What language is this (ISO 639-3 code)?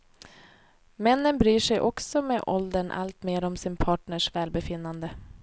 swe